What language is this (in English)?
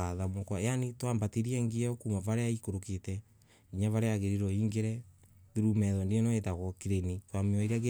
Embu